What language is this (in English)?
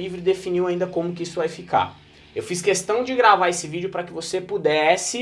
Portuguese